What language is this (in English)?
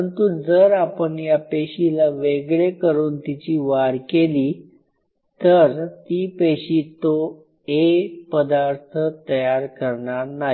Marathi